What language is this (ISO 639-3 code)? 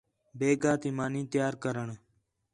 xhe